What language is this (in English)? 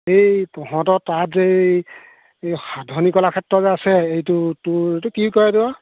Assamese